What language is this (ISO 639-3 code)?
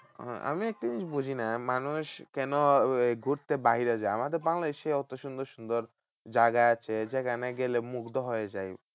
ben